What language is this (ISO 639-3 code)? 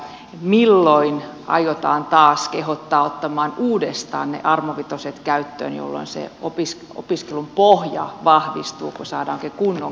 fin